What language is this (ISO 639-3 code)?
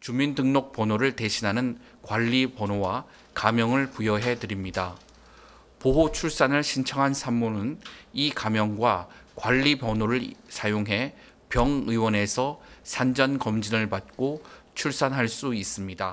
kor